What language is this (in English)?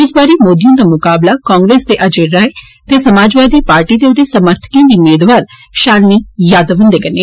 Dogri